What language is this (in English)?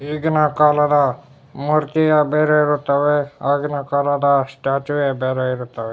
Kannada